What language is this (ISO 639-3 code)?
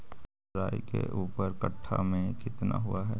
mag